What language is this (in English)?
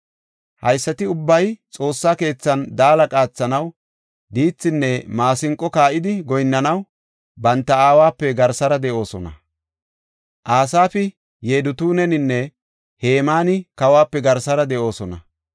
Gofa